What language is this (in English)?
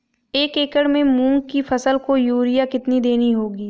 Hindi